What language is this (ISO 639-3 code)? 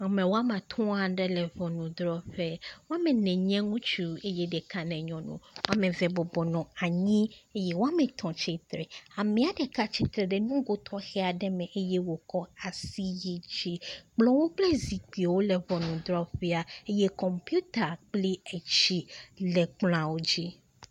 ewe